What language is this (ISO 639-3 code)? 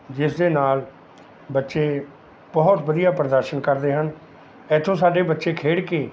pan